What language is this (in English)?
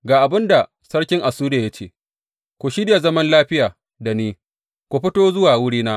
Hausa